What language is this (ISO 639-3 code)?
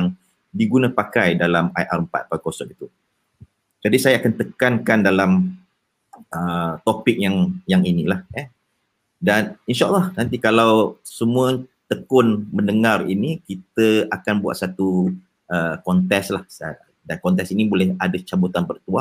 msa